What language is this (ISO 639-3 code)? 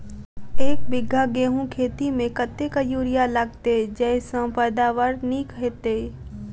mai